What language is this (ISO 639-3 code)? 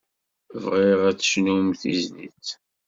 kab